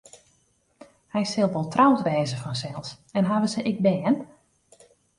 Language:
Western Frisian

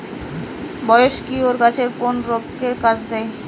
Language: Bangla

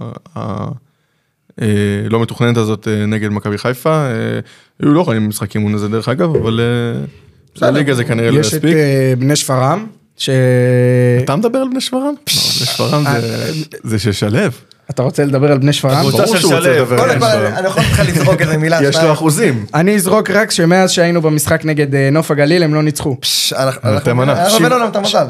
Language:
Hebrew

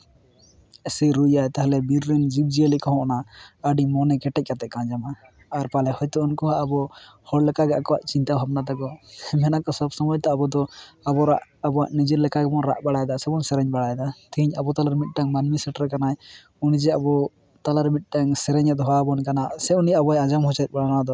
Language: Santali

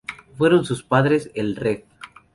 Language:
Spanish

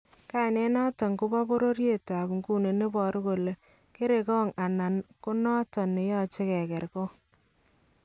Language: Kalenjin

